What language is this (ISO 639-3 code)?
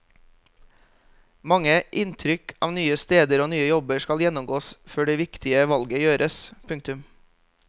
nor